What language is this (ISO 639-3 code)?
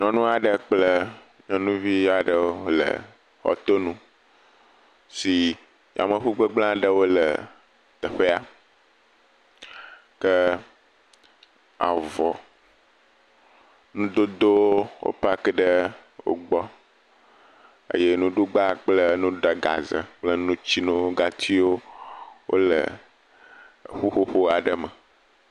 ewe